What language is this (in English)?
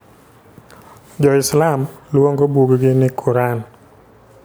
Luo (Kenya and Tanzania)